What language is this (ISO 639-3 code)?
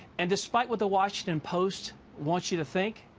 eng